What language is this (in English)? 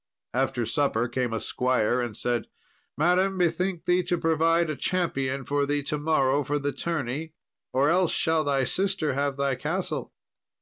English